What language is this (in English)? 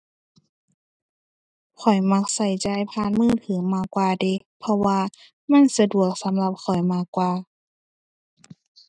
Thai